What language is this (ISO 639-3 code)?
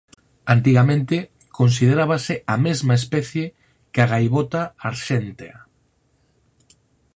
glg